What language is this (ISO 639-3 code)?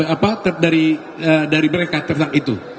ind